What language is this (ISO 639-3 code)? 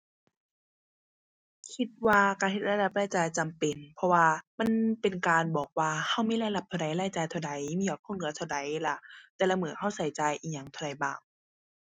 tha